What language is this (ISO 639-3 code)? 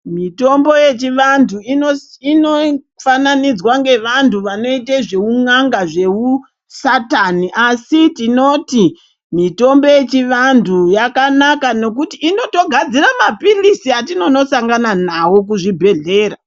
ndc